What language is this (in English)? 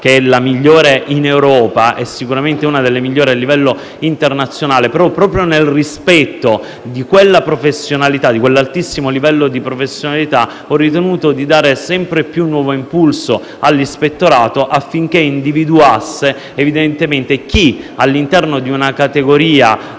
Italian